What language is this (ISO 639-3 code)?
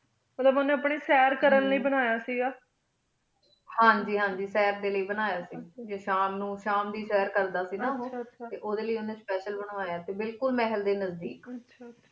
pan